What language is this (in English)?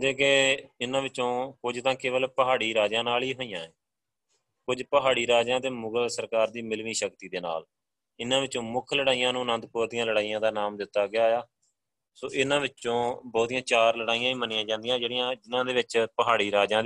Punjabi